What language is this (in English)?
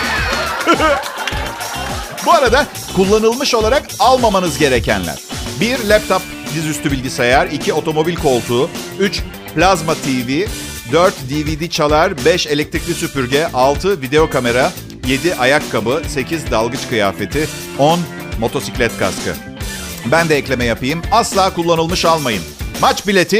Turkish